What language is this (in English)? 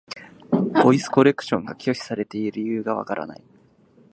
Japanese